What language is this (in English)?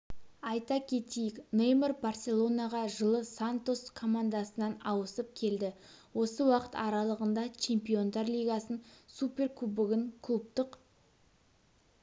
Kazakh